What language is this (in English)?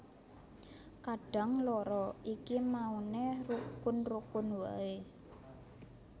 Javanese